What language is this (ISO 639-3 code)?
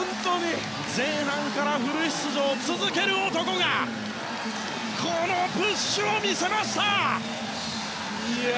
jpn